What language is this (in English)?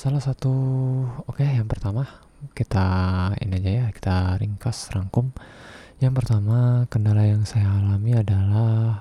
Indonesian